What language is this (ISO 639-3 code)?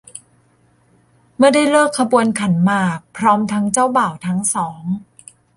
tha